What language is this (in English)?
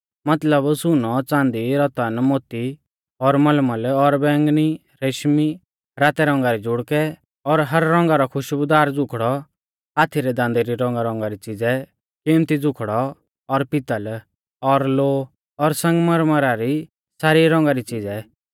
Mahasu Pahari